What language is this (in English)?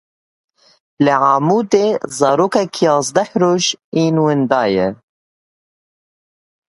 Kurdish